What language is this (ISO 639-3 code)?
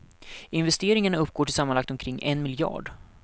swe